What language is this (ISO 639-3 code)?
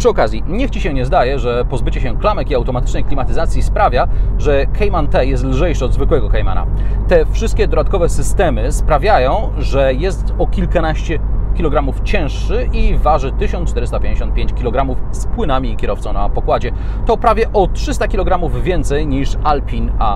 pol